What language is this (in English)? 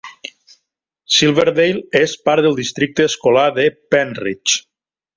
Catalan